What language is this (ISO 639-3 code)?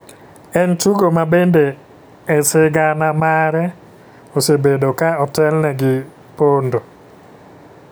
luo